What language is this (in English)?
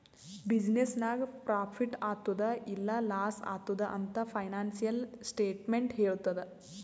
Kannada